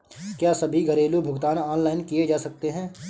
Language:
Hindi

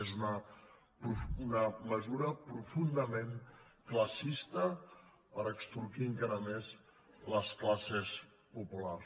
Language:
Catalan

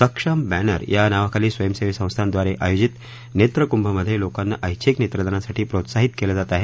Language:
Marathi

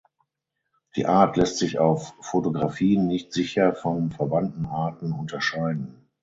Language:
German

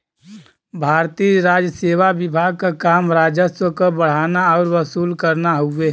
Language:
Bhojpuri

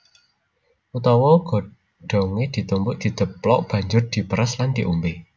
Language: Javanese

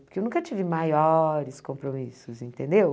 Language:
Portuguese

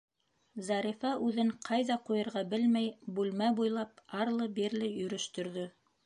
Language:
Bashkir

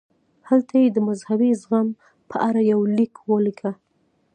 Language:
Pashto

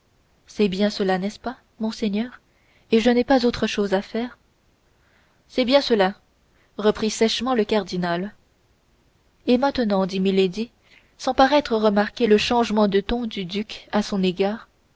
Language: French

